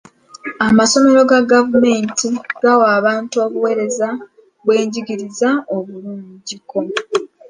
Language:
Ganda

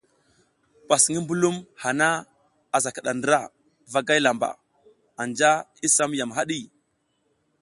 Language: South Giziga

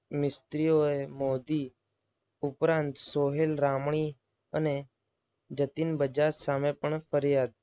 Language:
Gujarati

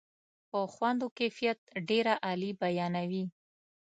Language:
Pashto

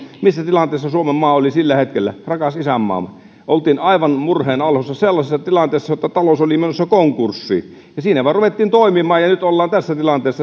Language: Finnish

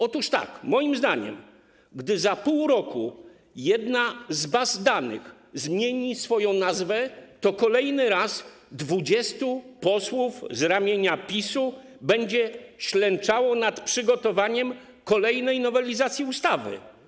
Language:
Polish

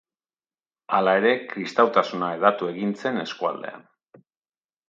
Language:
Basque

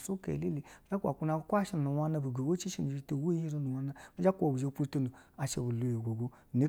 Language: Basa (Nigeria)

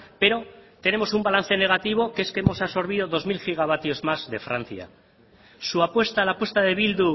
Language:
Spanish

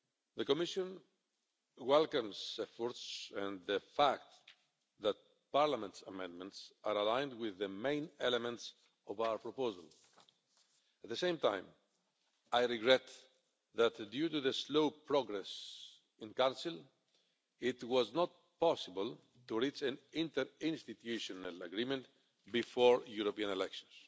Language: English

